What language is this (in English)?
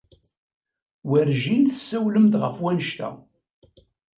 Kabyle